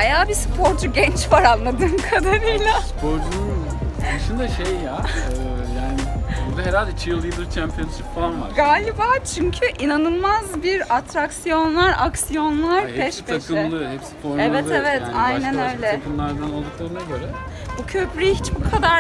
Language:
Turkish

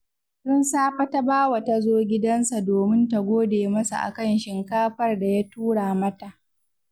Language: Hausa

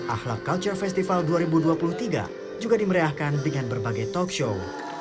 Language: Indonesian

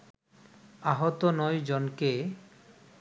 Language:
Bangla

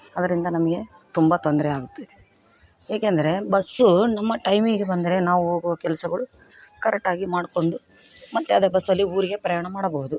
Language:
Kannada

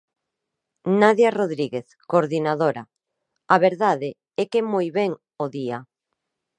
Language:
Galician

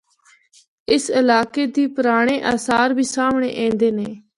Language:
Northern Hindko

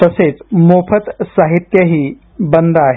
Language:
Marathi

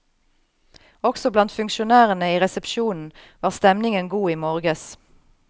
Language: Norwegian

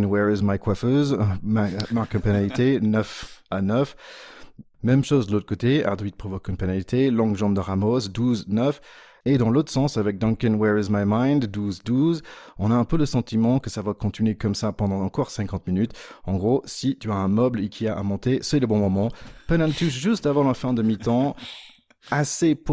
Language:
French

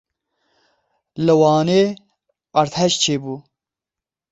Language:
Kurdish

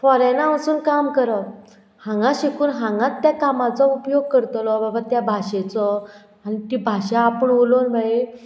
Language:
Konkani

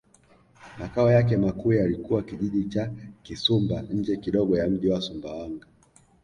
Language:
Swahili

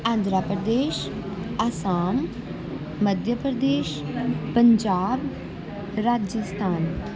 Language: Punjabi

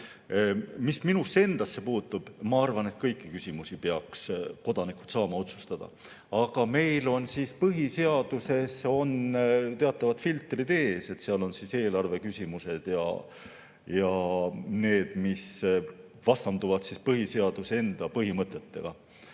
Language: Estonian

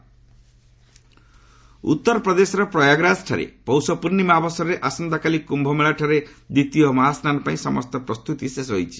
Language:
Odia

